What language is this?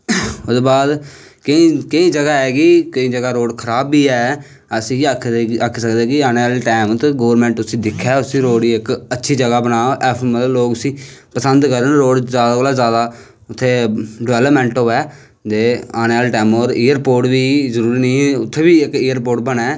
Dogri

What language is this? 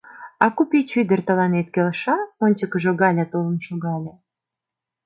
Mari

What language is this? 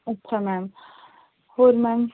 Punjabi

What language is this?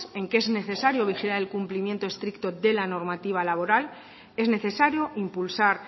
Spanish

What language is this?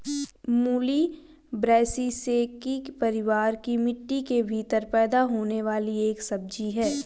Hindi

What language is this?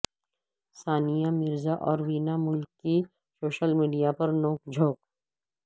Urdu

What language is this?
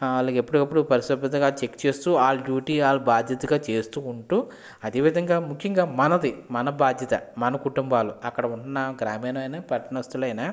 Telugu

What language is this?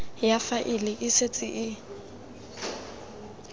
Tswana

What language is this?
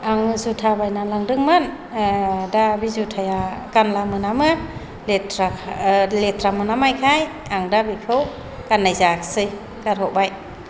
Bodo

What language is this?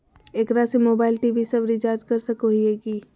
Magahi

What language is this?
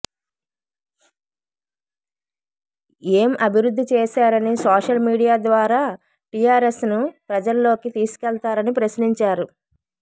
Telugu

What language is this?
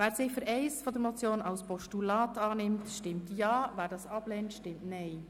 Swiss German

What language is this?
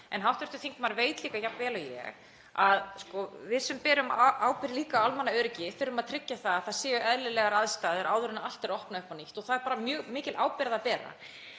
Icelandic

